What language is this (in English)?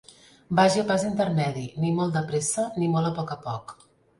Catalan